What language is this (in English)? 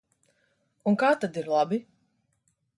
Latvian